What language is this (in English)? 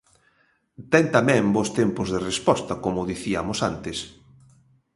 Galician